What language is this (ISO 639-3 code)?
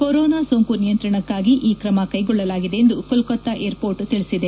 kan